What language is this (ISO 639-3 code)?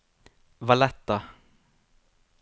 nor